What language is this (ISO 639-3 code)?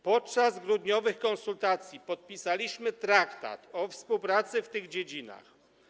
pol